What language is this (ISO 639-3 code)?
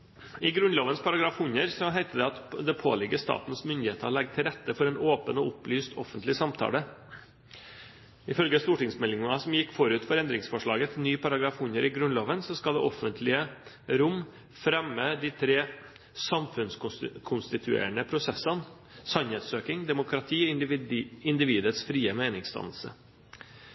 nob